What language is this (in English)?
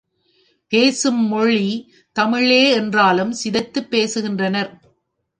Tamil